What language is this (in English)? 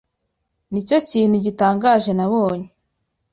Kinyarwanda